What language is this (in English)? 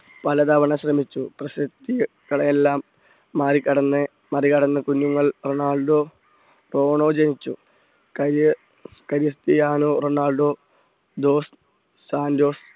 Malayalam